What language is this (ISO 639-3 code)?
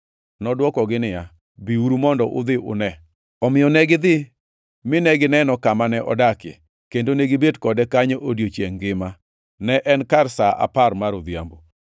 luo